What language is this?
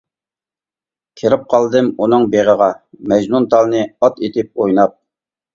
Uyghur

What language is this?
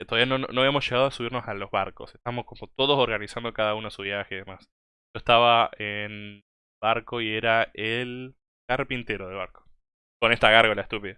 Spanish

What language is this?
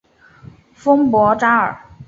Chinese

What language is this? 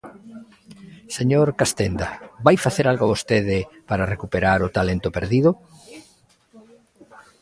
Galician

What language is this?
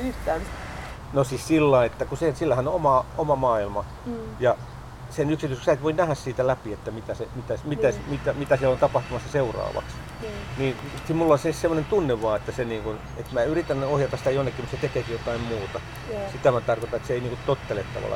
Finnish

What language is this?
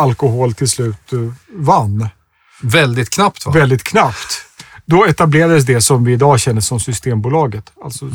Swedish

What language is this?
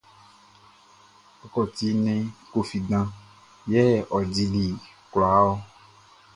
Baoulé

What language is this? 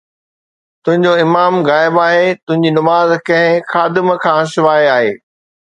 Sindhi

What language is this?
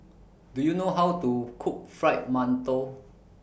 English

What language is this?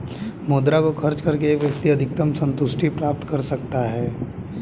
Hindi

